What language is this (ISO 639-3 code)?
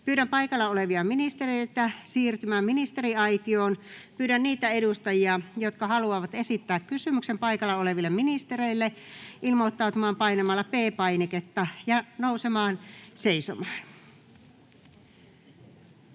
fin